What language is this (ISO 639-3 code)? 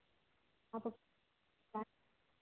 hin